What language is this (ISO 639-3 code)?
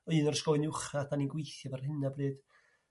cym